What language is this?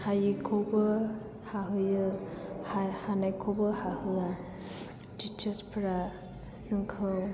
Bodo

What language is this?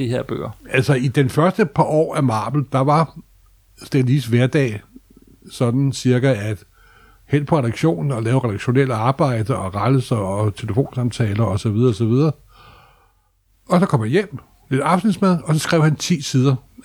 Danish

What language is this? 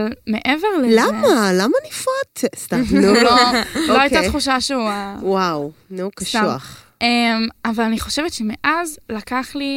Hebrew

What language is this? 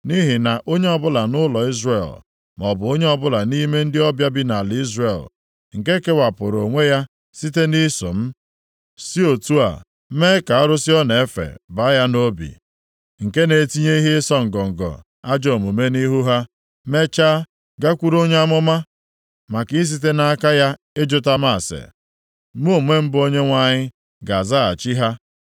Igbo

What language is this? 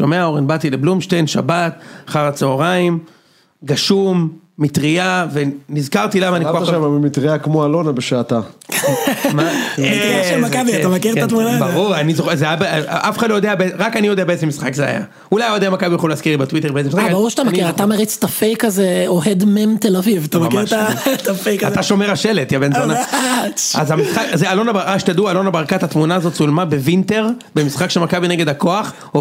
Hebrew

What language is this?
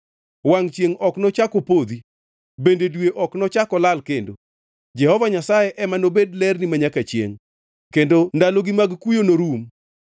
Luo (Kenya and Tanzania)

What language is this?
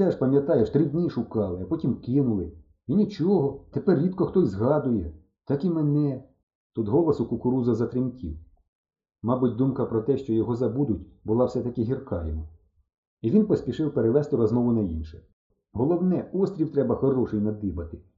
Ukrainian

